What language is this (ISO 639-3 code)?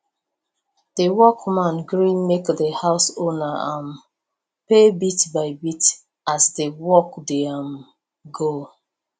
pcm